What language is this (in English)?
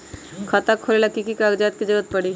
Magahi